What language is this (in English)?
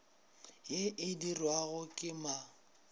Northern Sotho